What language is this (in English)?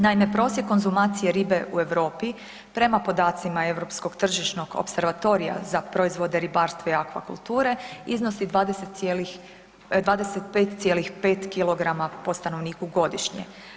Croatian